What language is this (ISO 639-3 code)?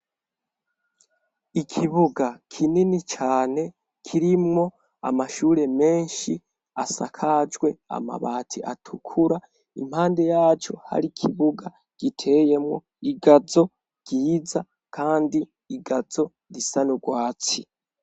run